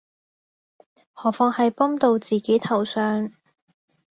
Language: Cantonese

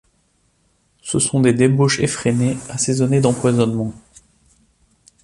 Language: French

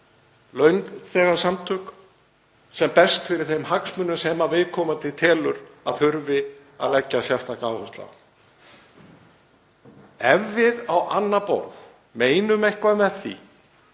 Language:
Icelandic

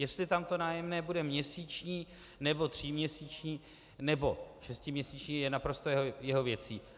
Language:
Czech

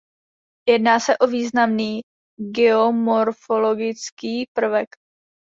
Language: Czech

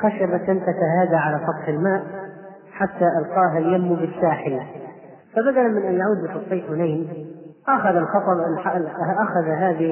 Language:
Arabic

